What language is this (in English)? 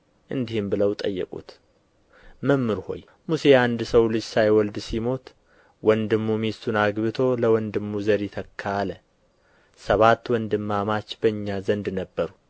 Amharic